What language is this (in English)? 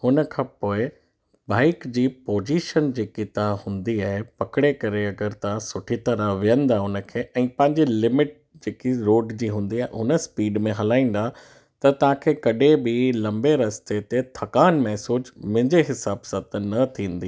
Sindhi